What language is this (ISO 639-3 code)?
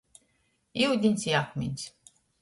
ltg